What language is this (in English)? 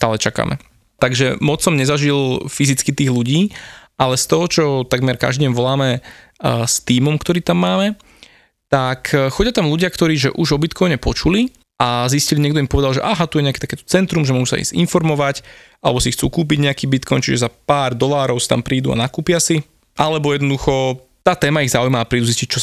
Slovak